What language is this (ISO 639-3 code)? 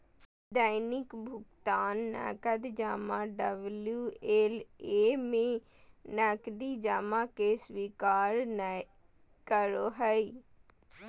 mag